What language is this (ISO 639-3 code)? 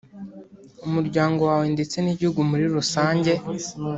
kin